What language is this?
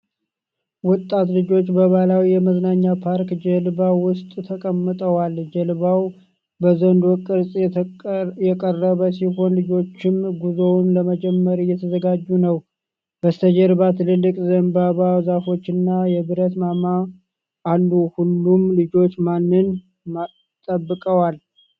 Amharic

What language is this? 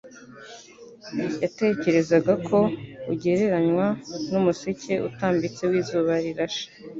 Kinyarwanda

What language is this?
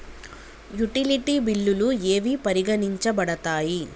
Telugu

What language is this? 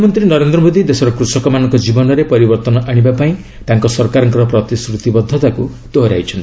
Odia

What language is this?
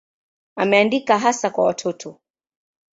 Swahili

